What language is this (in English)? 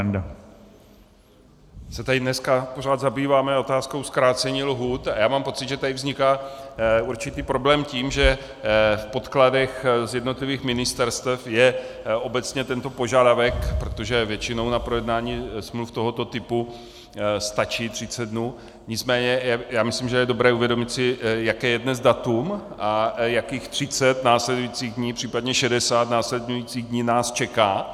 Czech